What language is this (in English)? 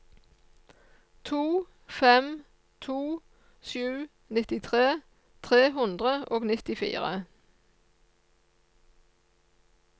Norwegian